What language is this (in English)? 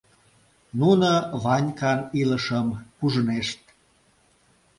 Mari